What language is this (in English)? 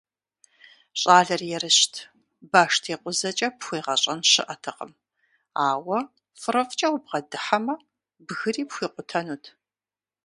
Kabardian